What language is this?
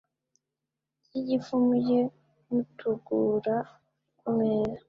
Kinyarwanda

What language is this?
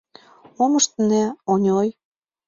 Mari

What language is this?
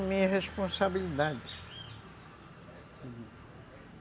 Portuguese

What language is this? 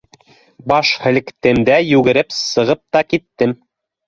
Bashkir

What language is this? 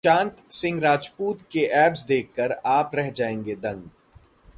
Hindi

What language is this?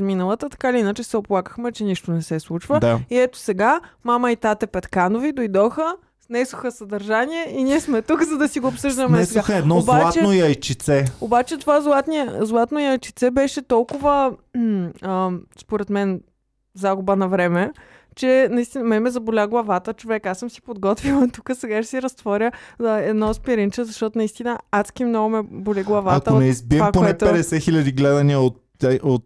Bulgarian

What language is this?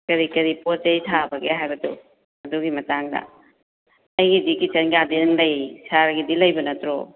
Manipuri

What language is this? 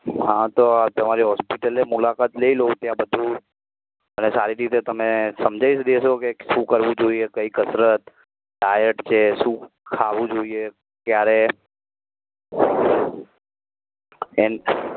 Gujarati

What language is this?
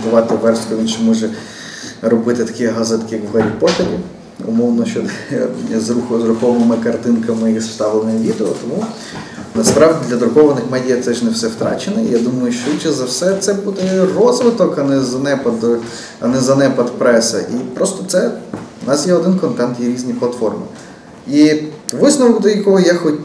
Ukrainian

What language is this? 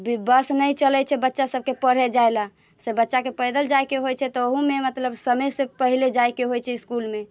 Maithili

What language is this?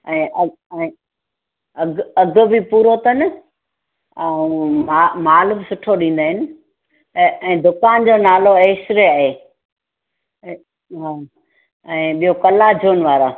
Sindhi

